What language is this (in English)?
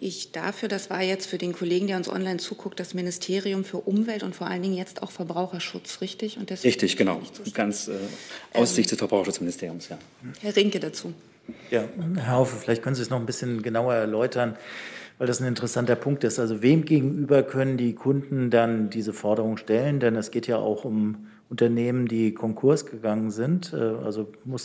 German